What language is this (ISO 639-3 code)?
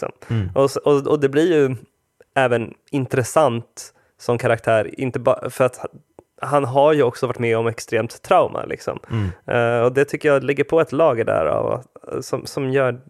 swe